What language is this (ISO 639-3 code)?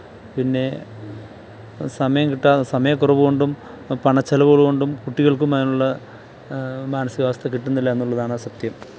mal